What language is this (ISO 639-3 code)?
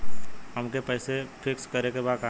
bho